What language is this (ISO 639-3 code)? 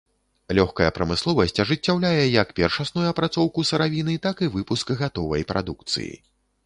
bel